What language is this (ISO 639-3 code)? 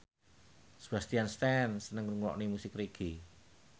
jav